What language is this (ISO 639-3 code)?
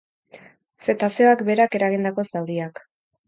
eus